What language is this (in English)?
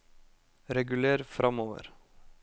Norwegian